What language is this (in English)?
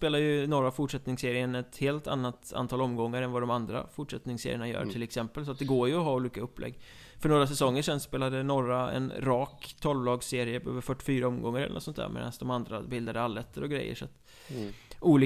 Swedish